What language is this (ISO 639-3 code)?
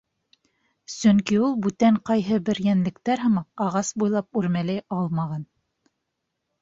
bak